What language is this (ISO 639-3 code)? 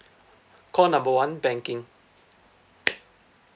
eng